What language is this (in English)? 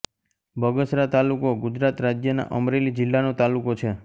Gujarati